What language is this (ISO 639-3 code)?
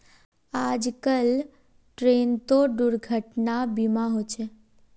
mag